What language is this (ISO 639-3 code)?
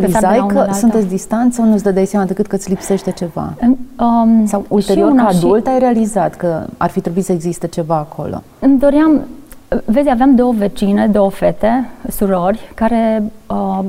ron